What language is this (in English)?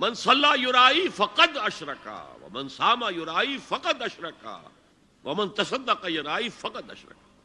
Urdu